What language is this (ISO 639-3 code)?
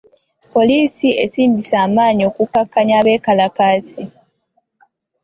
lug